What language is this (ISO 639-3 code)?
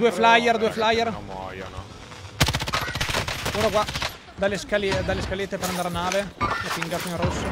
ita